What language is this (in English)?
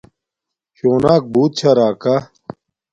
Domaaki